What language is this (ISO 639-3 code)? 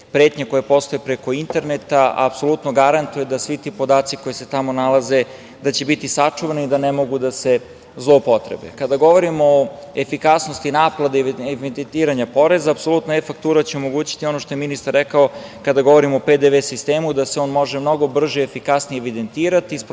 srp